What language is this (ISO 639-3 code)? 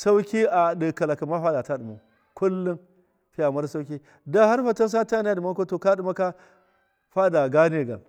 mkf